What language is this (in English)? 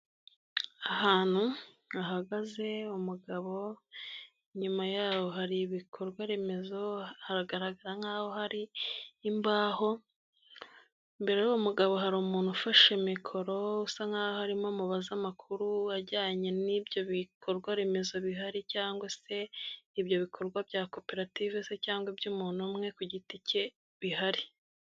Kinyarwanda